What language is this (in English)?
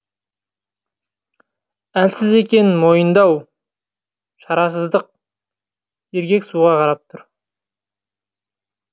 Kazakh